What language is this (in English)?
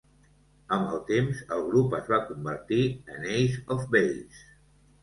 Catalan